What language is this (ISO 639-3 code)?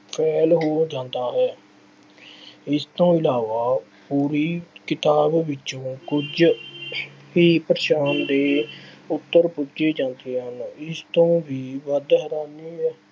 pan